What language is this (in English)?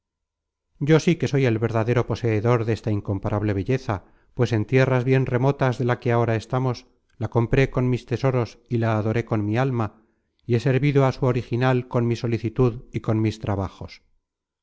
Spanish